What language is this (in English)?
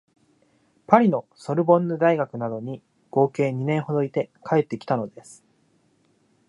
Japanese